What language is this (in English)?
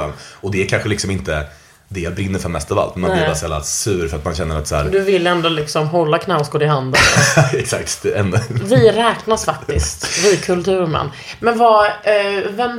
Swedish